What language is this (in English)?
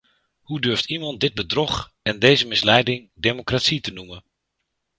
Dutch